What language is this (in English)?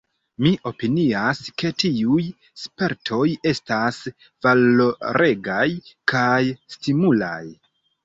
Esperanto